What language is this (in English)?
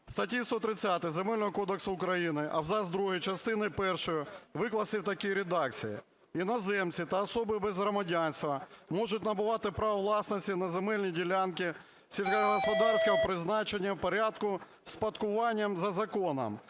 Ukrainian